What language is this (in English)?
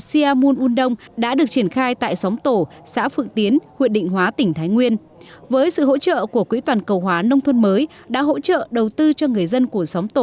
Vietnamese